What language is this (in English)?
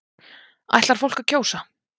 Icelandic